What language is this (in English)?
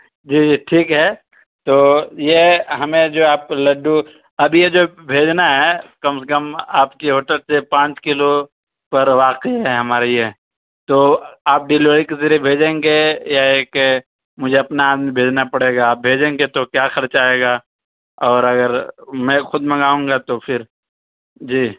Urdu